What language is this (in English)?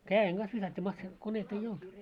Finnish